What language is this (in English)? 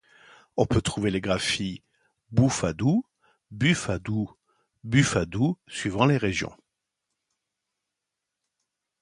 French